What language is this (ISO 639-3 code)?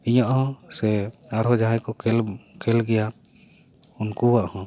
sat